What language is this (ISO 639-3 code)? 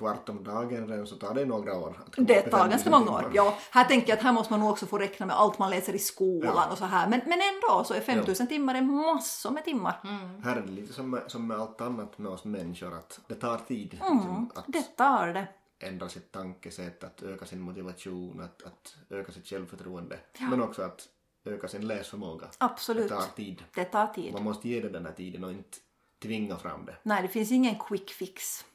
swe